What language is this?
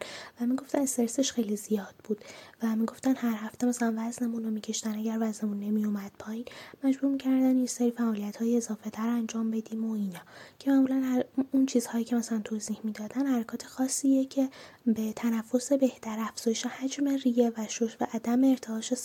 Persian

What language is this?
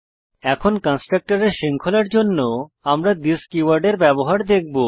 Bangla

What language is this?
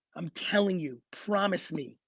English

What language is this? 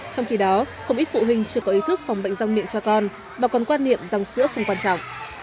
Vietnamese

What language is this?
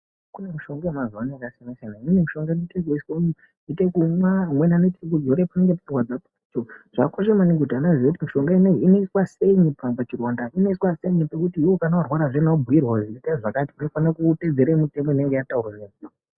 Ndau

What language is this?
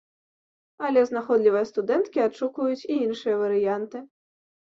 Belarusian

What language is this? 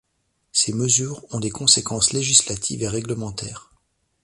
French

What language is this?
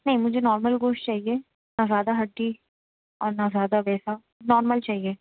Urdu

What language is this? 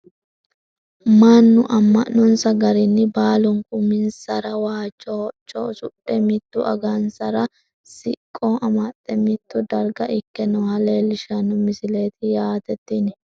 Sidamo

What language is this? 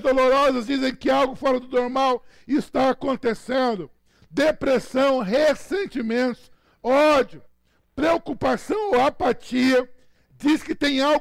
Portuguese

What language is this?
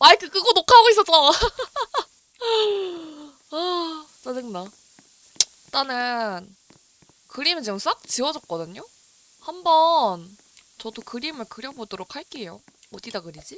Korean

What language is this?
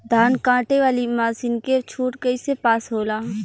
Bhojpuri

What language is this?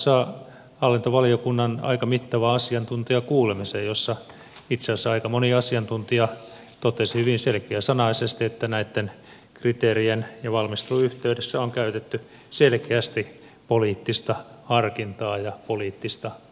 Finnish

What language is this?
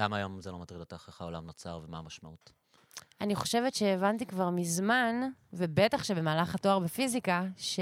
Hebrew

